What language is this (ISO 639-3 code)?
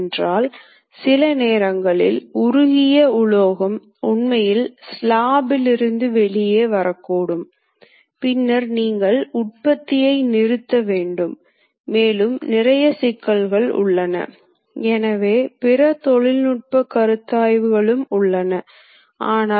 tam